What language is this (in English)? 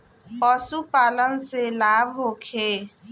Bhojpuri